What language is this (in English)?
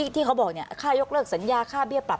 Thai